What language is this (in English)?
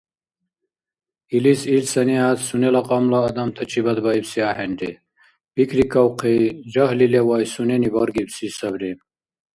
Dargwa